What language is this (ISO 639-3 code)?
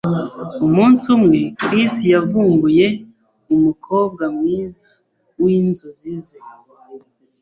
kin